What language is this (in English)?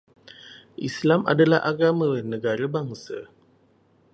Malay